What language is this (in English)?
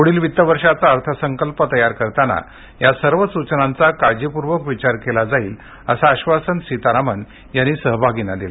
Marathi